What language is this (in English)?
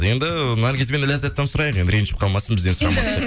Kazakh